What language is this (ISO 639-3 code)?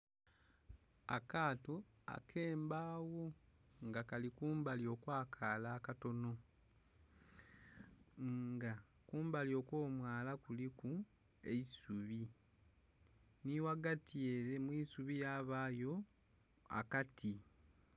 xog